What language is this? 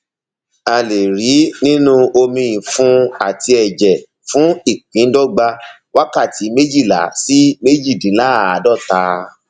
Yoruba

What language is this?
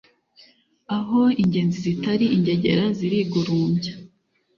Kinyarwanda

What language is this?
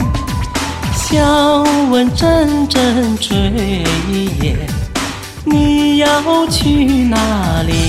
Chinese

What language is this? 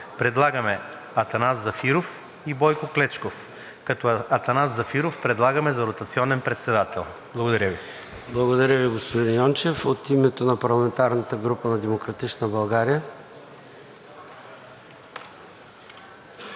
Bulgarian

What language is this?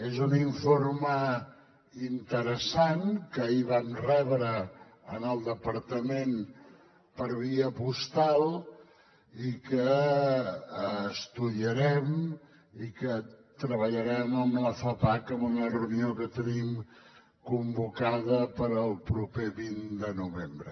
Catalan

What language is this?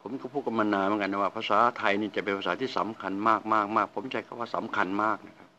Thai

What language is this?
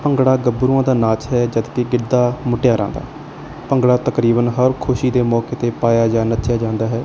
Punjabi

